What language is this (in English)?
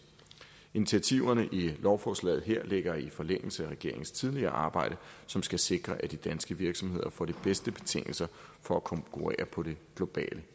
Danish